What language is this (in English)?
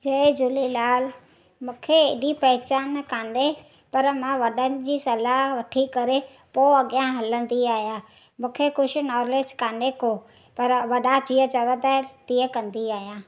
Sindhi